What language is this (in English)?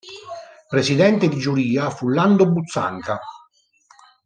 Italian